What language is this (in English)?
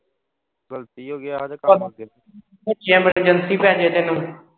Punjabi